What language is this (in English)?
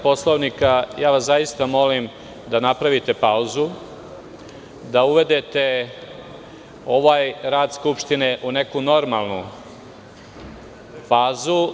Serbian